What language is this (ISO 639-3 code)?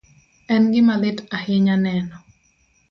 luo